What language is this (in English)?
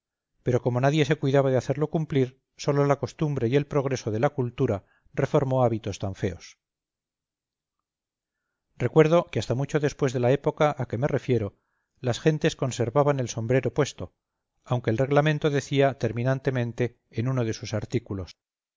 Spanish